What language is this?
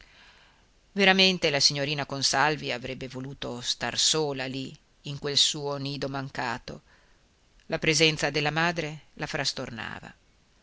Italian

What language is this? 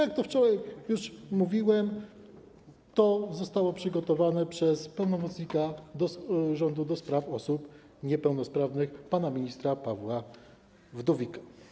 Polish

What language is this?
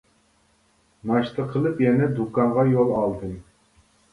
Uyghur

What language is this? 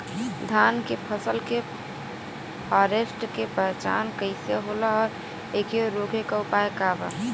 Bhojpuri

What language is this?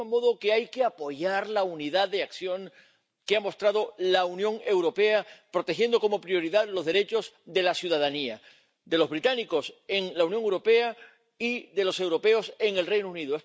Spanish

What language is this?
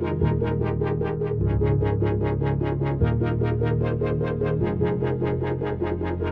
English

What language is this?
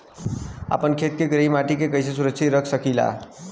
Bhojpuri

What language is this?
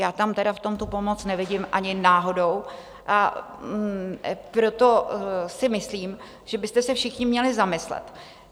Czech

